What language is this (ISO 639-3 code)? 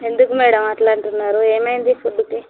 tel